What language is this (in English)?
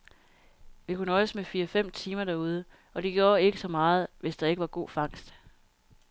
Danish